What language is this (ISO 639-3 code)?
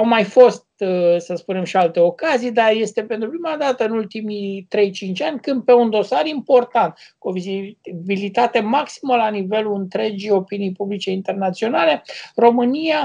ron